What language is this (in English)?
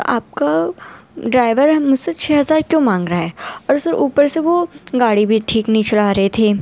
Urdu